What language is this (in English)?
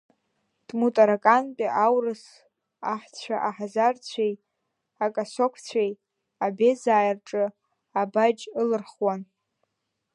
Abkhazian